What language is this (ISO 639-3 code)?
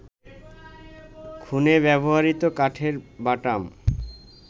ben